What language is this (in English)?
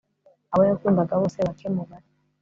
Kinyarwanda